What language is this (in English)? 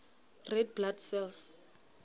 Southern Sotho